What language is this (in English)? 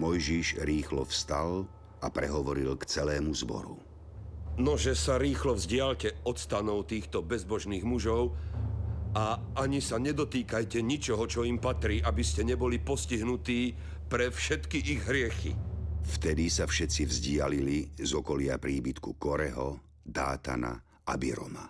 Slovak